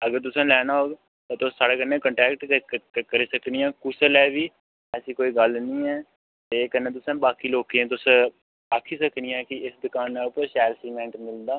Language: Dogri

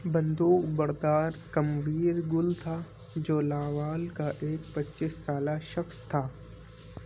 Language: Urdu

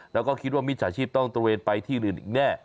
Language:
Thai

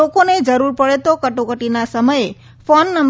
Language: Gujarati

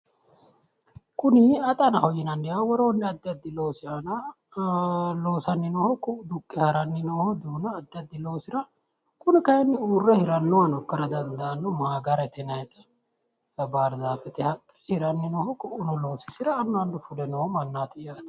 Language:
Sidamo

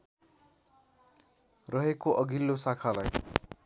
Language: Nepali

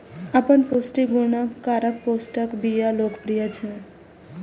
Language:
Maithili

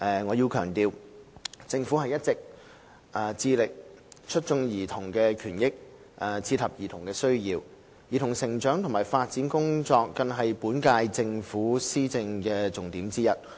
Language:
Cantonese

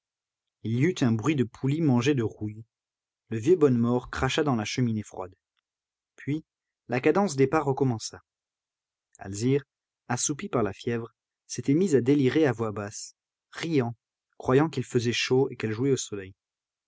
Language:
French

